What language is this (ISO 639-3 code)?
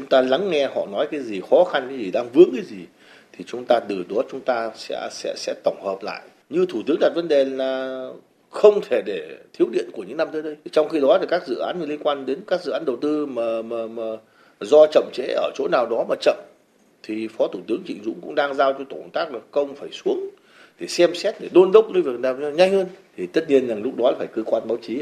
vie